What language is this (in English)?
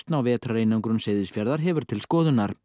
Icelandic